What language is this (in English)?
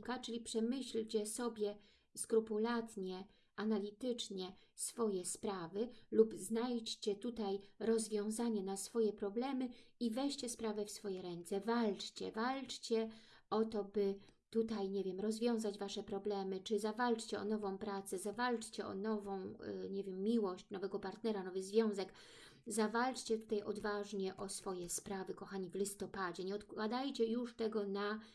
Polish